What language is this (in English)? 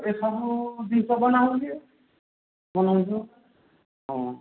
Odia